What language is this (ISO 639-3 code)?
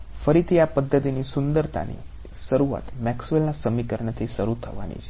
guj